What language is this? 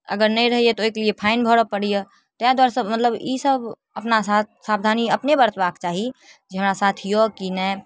Maithili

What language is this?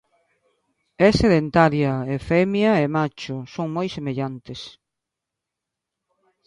Galician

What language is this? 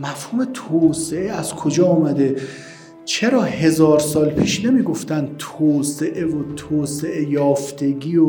Persian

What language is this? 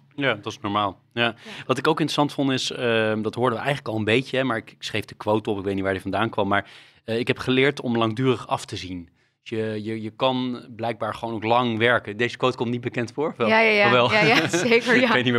Dutch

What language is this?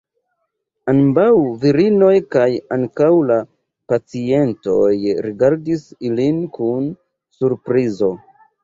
Esperanto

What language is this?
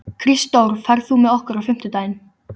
Icelandic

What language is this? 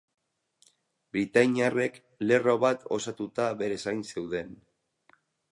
Basque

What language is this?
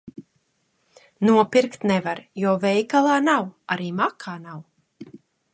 Latvian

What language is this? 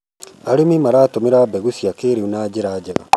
Kikuyu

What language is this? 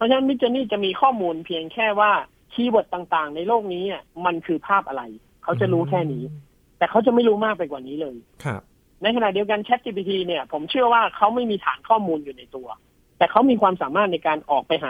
Thai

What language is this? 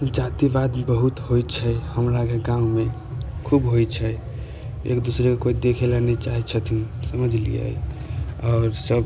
Maithili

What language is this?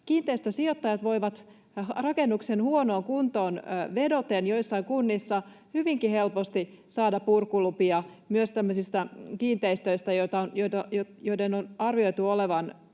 Finnish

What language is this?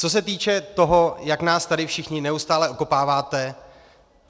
Czech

